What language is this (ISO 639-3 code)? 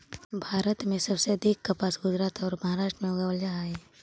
mag